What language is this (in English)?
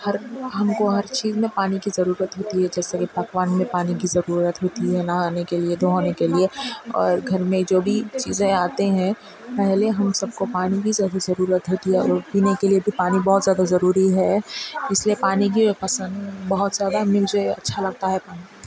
Urdu